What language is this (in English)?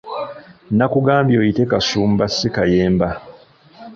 Ganda